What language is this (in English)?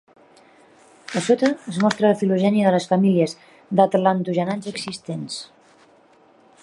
Catalan